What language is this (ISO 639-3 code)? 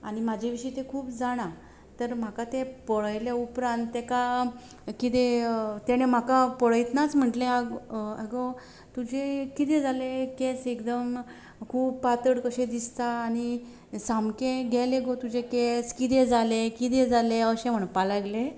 kok